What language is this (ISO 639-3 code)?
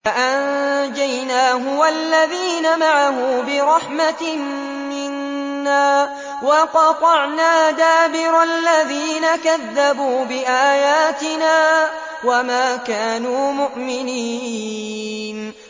ara